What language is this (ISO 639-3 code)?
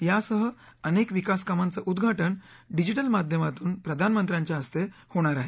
mar